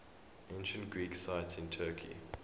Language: English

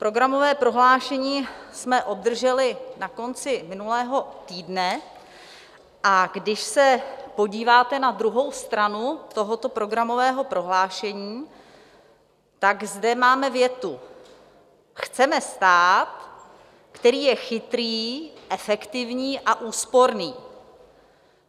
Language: Czech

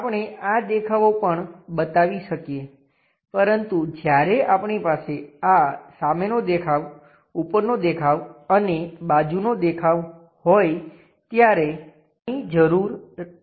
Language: Gujarati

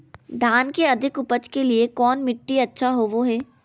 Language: Magahi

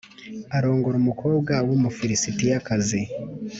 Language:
Kinyarwanda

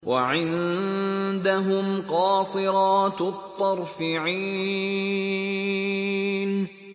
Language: Arabic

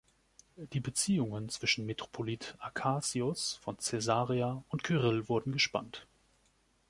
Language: German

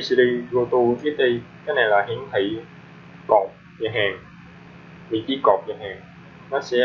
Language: Vietnamese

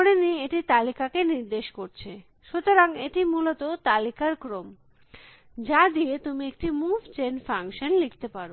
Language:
Bangla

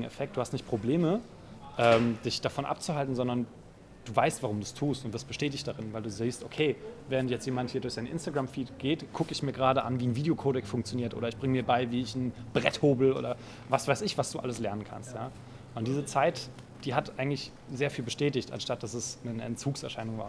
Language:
German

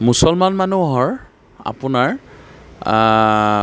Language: Assamese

